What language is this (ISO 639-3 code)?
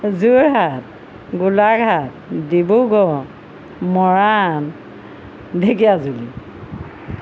asm